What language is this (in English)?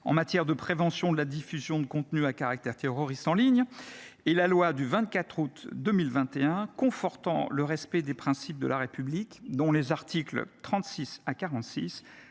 French